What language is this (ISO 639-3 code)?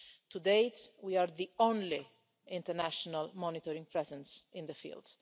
eng